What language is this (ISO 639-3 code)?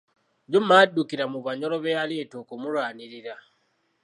lug